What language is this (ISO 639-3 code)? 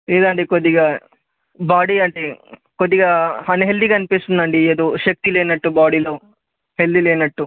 tel